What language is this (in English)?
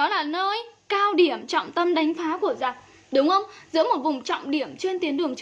Vietnamese